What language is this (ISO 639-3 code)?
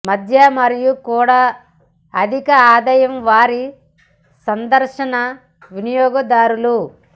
tel